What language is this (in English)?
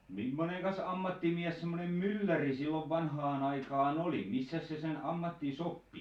Finnish